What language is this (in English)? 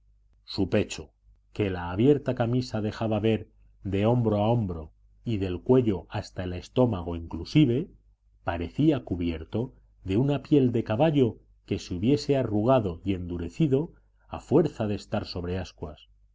Spanish